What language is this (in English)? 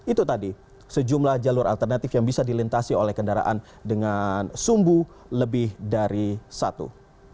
Indonesian